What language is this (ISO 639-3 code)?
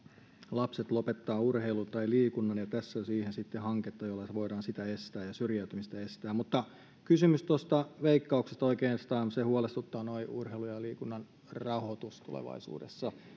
fin